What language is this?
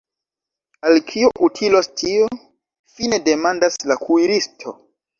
Esperanto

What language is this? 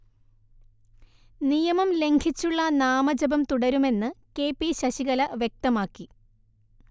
Malayalam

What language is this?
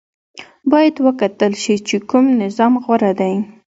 Pashto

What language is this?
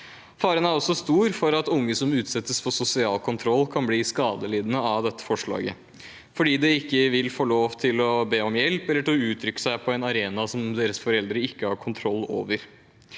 Norwegian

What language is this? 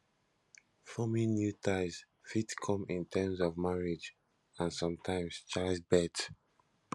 Nigerian Pidgin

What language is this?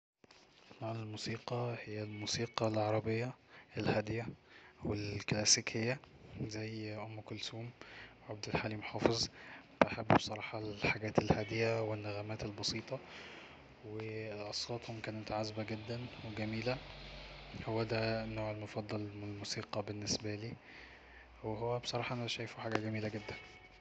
Egyptian Arabic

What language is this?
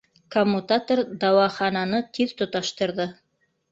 Bashkir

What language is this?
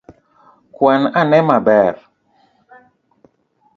Luo (Kenya and Tanzania)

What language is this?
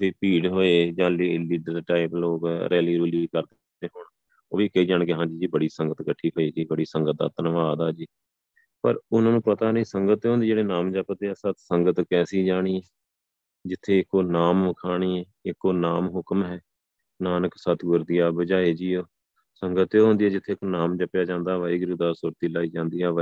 Punjabi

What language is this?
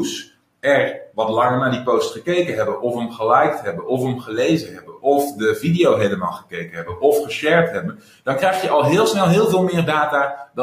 Dutch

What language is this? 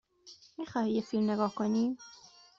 Persian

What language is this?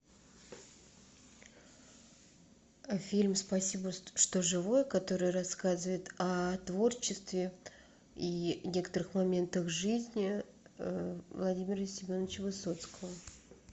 Russian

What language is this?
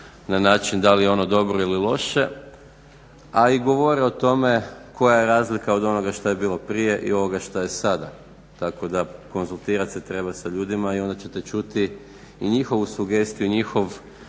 Croatian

